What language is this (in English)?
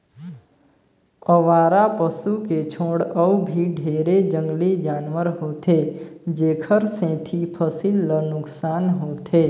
Chhattisgarhi